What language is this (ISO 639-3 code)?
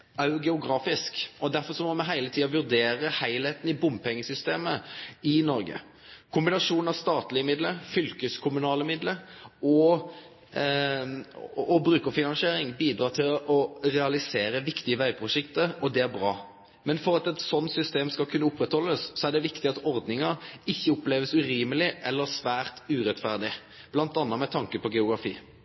nno